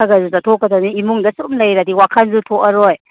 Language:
Manipuri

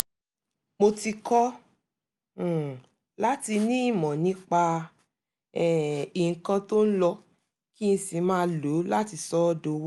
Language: Yoruba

